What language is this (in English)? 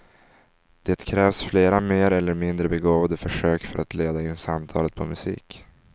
Swedish